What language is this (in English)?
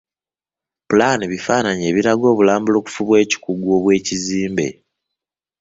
Ganda